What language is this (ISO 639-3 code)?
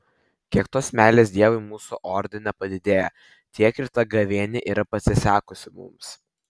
lit